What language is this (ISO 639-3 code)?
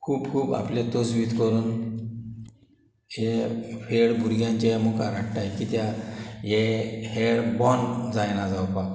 kok